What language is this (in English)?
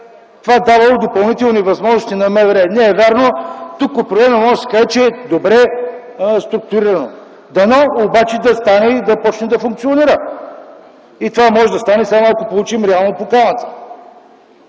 Bulgarian